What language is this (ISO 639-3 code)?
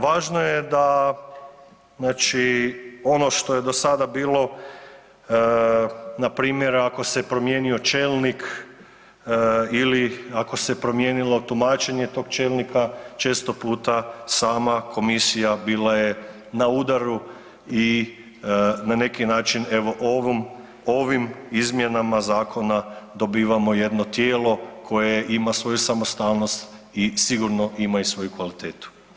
hrv